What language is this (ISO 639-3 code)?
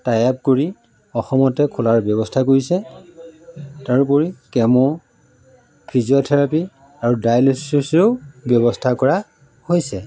asm